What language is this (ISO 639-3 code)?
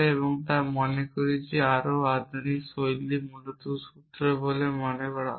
ben